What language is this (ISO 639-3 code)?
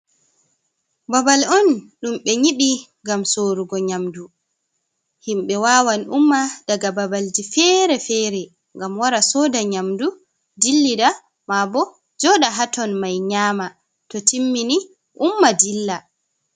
ful